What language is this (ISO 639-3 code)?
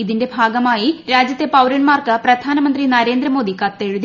mal